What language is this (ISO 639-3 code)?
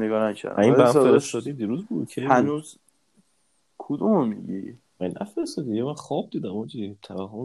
fas